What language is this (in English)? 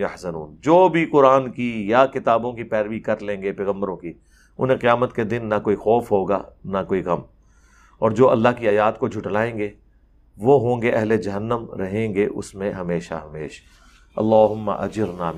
Urdu